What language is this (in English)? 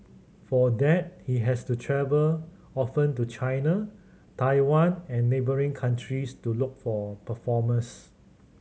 English